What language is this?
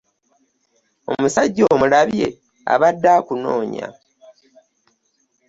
Ganda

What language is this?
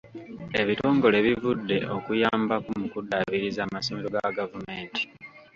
Ganda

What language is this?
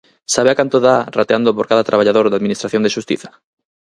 Galician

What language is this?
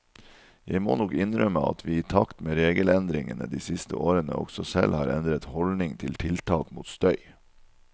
Norwegian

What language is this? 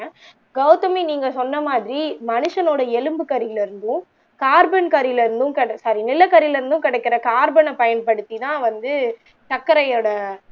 Tamil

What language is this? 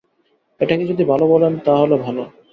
Bangla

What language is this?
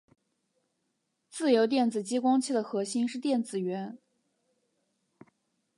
Chinese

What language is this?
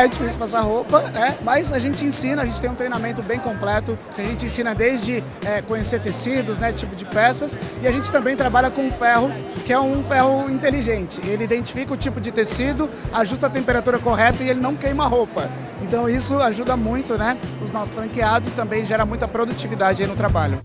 Portuguese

